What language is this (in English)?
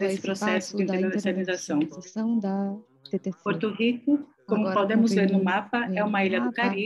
Portuguese